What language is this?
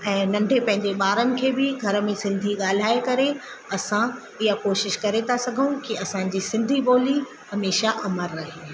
Sindhi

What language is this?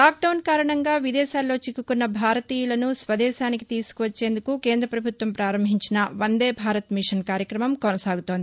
Telugu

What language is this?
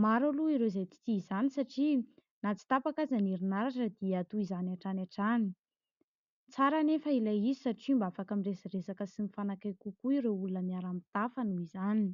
Malagasy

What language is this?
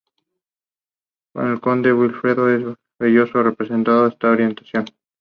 Spanish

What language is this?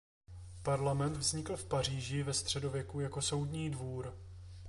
Czech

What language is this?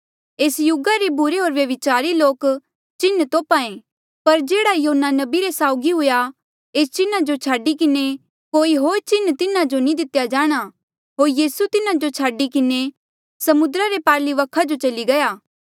Mandeali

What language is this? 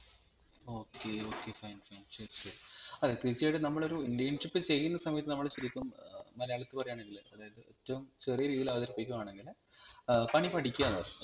Malayalam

